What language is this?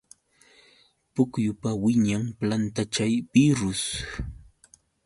Yauyos Quechua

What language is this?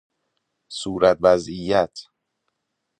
Persian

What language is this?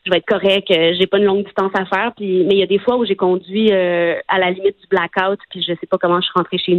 French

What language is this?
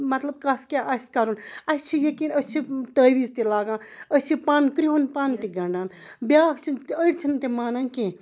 Kashmiri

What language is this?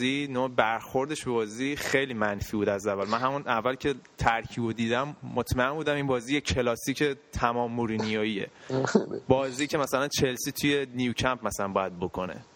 Persian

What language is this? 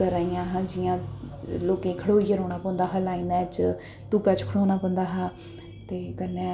Dogri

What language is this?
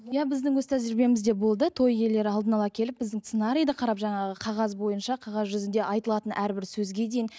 Kazakh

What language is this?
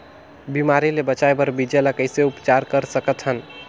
Chhattisgarhi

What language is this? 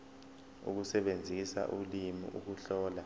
Zulu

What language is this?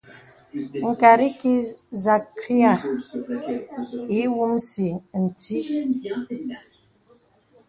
Bebele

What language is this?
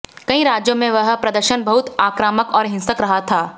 Hindi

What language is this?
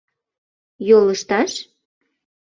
Mari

